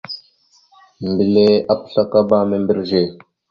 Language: Mada (Cameroon)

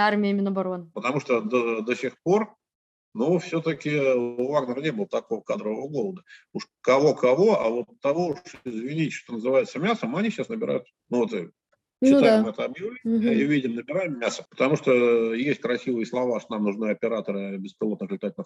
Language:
Russian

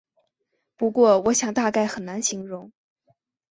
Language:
Chinese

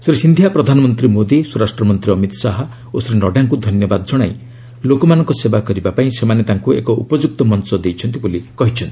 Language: Odia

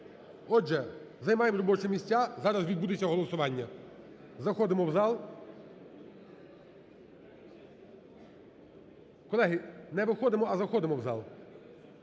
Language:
Ukrainian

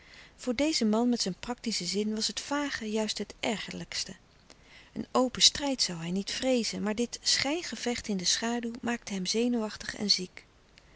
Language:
Dutch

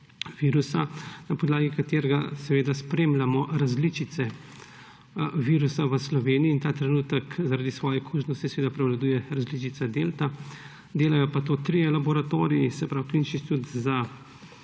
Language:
Slovenian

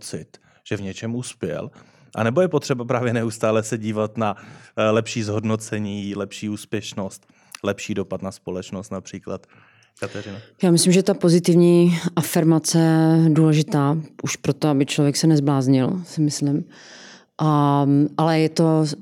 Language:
Czech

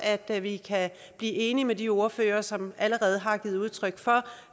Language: Danish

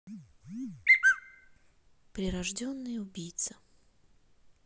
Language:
Russian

